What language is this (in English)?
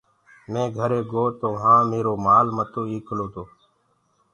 Gurgula